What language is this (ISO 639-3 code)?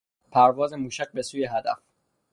fas